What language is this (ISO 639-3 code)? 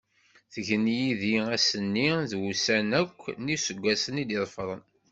kab